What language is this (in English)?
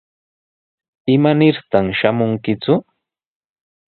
Sihuas Ancash Quechua